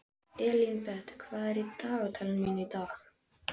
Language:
Icelandic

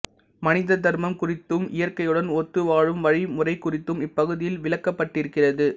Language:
Tamil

